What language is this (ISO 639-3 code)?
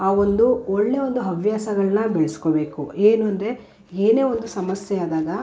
kan